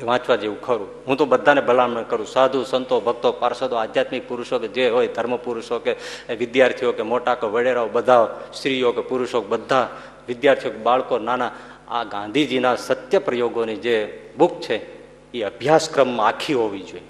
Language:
Gujarati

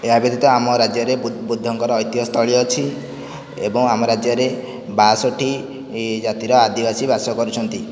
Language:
Odia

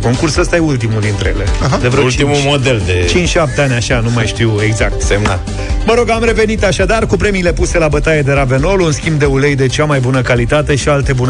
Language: Romanian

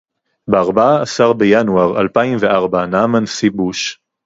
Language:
Hebrew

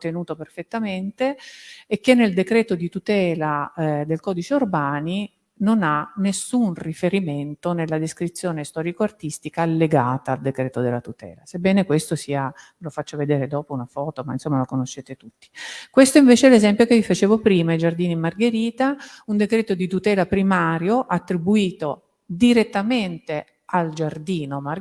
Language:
Italian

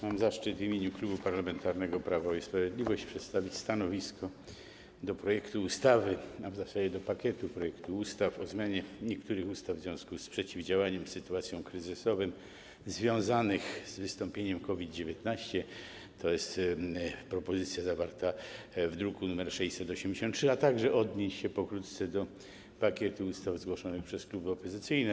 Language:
Polish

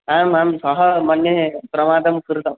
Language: Sanskrit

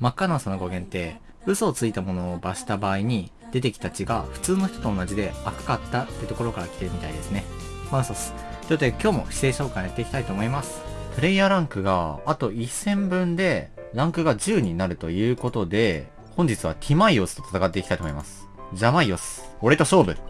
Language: Japanese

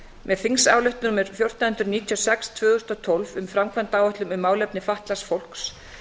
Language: Icelandic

